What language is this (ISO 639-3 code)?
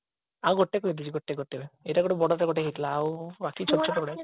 ori